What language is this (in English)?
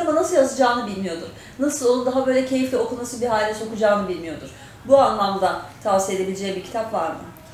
Turkish